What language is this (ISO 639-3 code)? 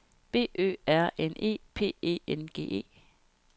dan